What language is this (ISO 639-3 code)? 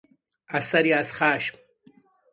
fas